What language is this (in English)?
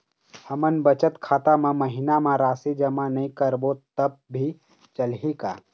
Chhattisgarhi